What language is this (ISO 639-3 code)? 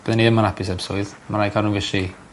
cym